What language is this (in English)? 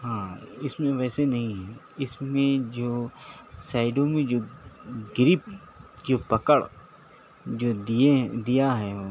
Urdu